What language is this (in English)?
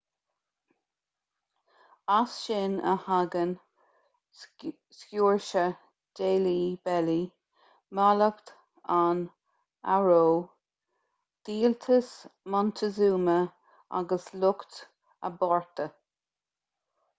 Irish